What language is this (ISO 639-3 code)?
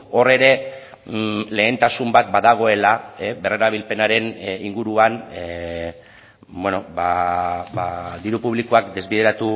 eus